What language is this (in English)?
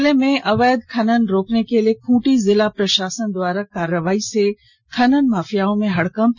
Hindi